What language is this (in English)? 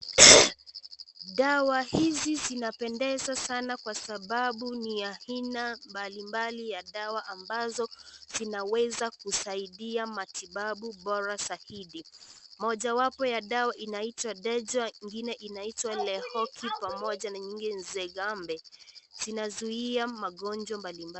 Swahili